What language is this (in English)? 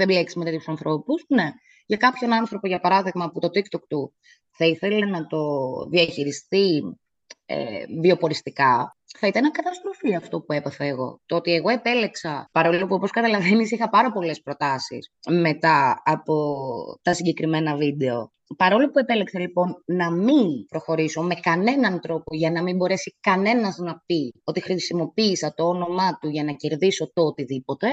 Greek